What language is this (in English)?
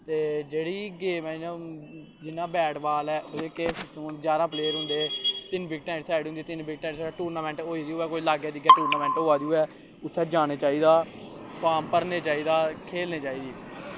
Dogri